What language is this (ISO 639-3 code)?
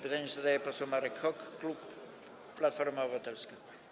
pol